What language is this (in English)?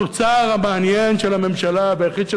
Hebrew